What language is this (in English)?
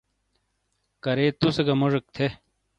Shina